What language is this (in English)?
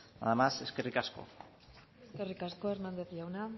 Basque